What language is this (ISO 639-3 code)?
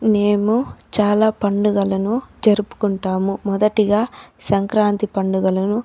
tel